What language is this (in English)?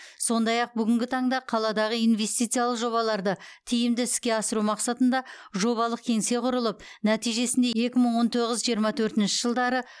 Kazakh